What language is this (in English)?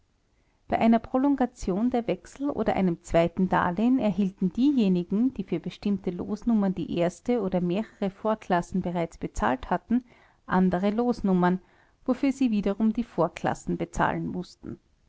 German